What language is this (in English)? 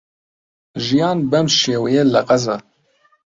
Central Kurdish